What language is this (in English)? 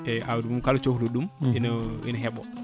Fula